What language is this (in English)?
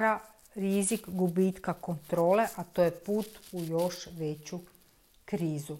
Croatian